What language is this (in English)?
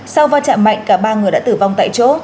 Vietnamese